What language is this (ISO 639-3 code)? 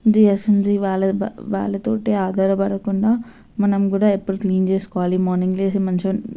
tel